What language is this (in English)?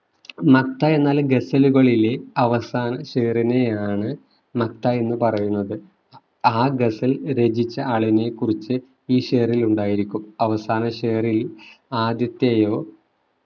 Malayalam